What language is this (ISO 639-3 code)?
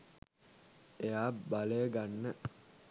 sin